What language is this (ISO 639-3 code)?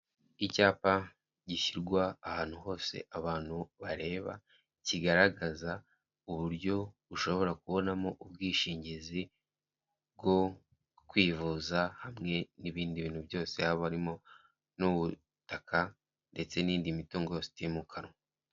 kin